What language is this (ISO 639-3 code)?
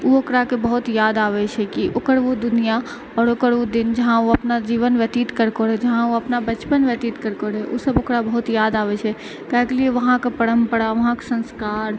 mai